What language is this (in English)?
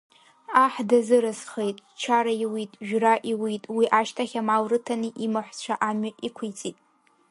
Abkhazian